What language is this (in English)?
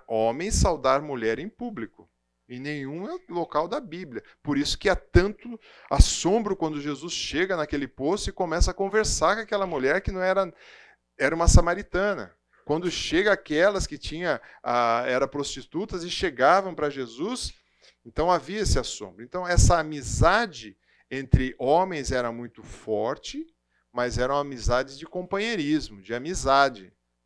Portuguese